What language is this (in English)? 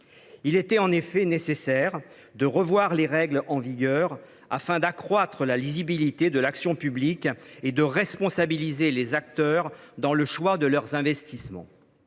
French